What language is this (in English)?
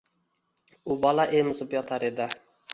Uzbek